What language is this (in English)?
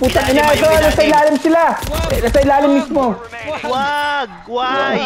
Filipino